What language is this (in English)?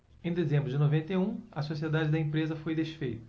Portuguese